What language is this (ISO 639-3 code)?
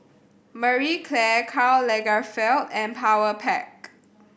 eng